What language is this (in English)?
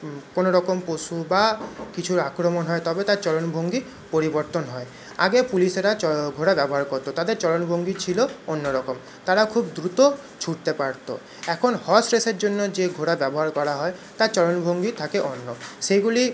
Bangla